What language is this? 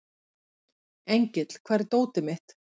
Icelandic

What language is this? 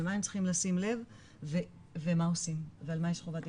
Hebrew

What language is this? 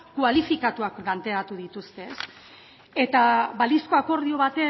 Basque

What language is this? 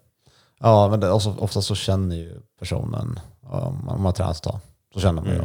Swedish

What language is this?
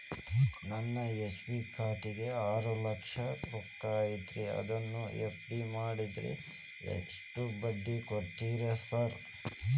Kannada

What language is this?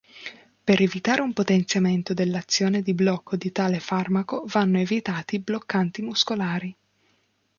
Italian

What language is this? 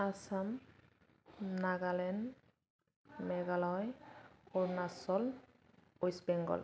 Bodo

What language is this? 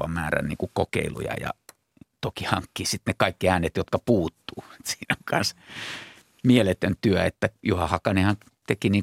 Finnish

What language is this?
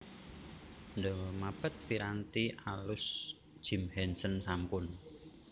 Javanese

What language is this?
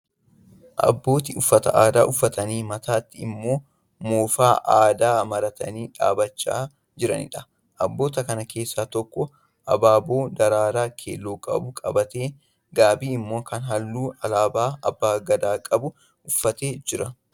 Oromo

